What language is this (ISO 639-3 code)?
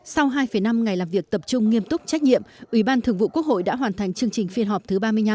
vie